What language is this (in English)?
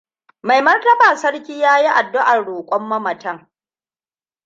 Hausa